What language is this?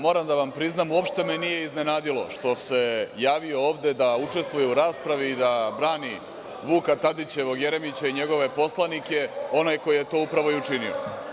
Serbian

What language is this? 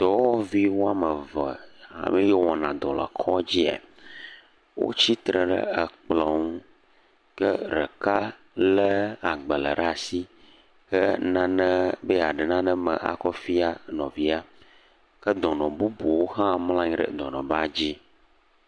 Ewe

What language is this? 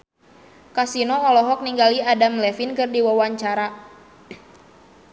Sundanese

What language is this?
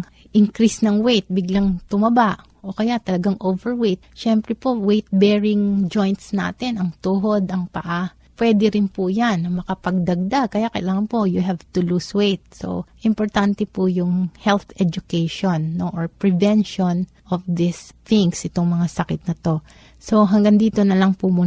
Filipino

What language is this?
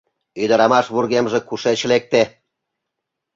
Mari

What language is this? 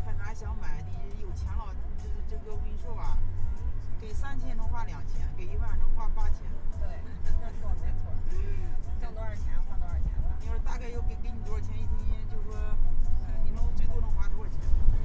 Chinese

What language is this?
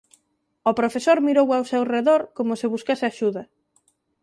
Galician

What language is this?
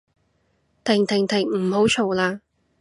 Cantonese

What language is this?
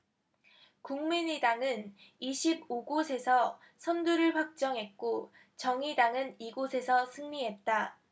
Korean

